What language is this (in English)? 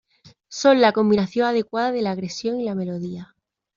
Spanish